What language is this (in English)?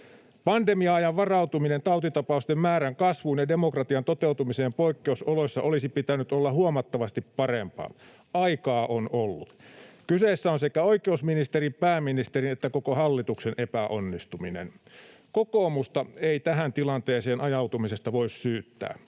Finnish